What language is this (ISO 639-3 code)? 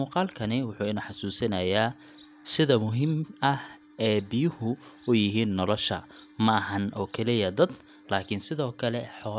som